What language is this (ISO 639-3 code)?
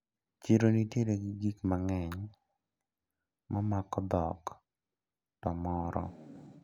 luo